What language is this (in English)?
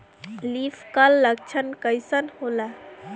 Bhojpuri